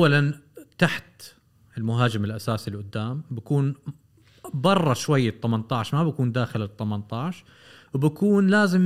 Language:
Arabic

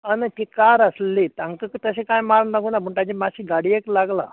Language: Konkani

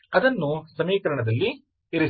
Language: Kannada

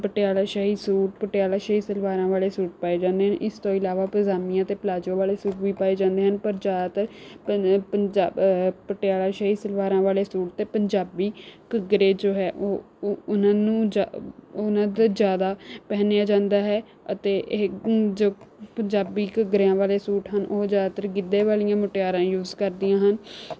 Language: Punjabi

